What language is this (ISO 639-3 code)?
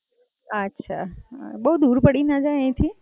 guj